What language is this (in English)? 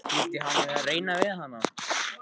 Icelandic